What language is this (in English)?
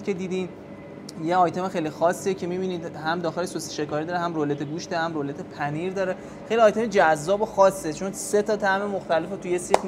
Persian